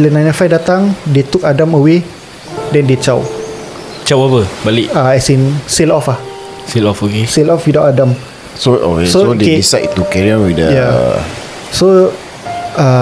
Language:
Malay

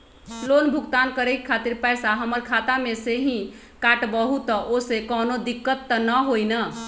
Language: Magahi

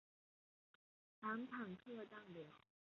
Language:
Chinese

